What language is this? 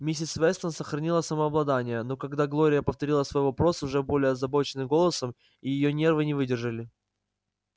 Russian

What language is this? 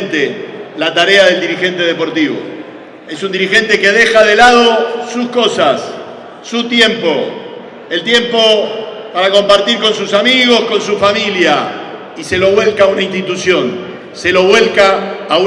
Spanish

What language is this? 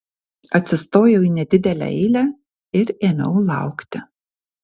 Lithuanian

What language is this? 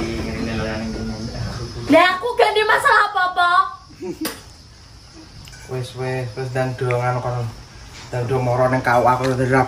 Indonesian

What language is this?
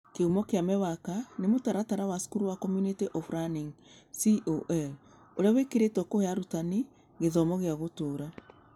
Kikuyu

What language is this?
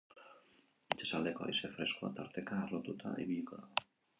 Basque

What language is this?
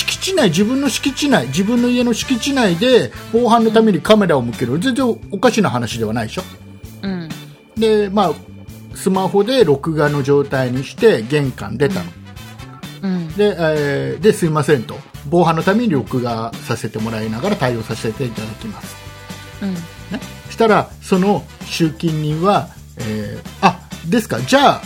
Japanese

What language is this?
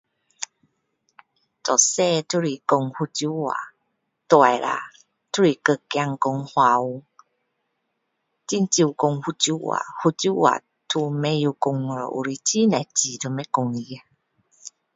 Min Dong Chinese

